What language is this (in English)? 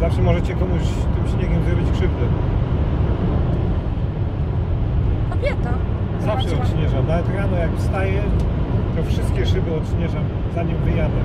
Polish